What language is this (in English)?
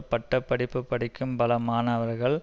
Tamil